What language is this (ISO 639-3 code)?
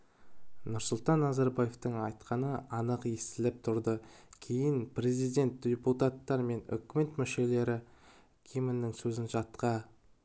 kaz